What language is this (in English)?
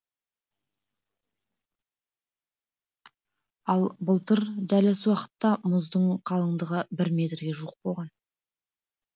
Kazakh